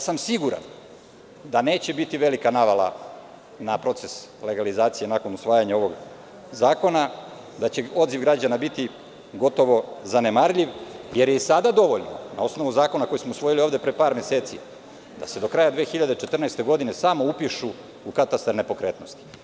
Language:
Serbian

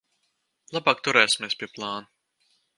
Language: Latvian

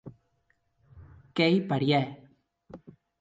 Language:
Occitan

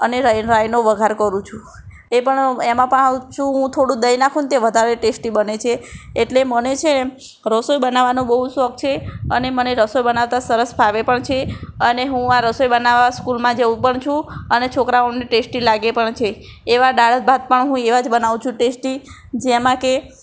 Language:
Gujarati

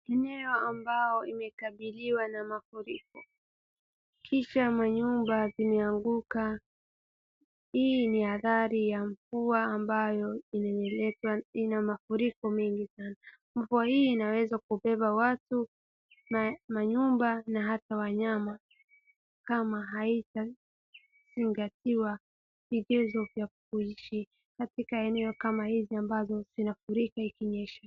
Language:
Swahili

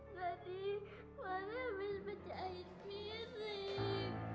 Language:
Indonesian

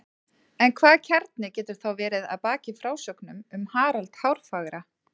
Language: Icelandic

